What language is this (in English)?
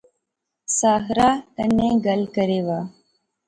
Pahari-Potwari